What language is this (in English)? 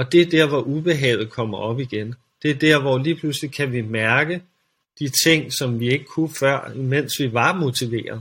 Danish